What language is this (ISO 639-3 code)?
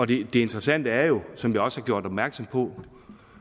dan